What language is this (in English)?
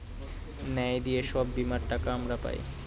Bangla